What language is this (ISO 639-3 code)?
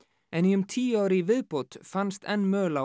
isl